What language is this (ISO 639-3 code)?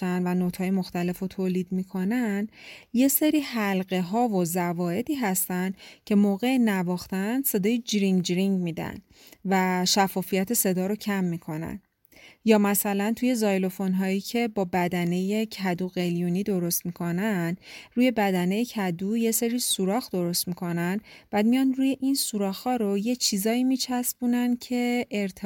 fas